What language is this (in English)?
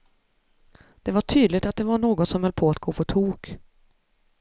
Swedish